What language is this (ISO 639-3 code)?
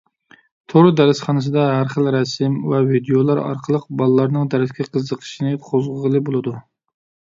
uig